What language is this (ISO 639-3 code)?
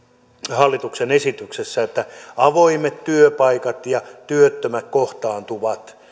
fin